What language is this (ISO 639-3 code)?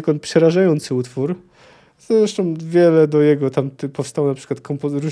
pol